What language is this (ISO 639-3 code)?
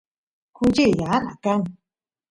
qus